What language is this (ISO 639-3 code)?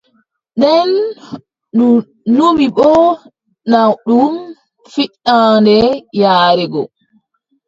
fub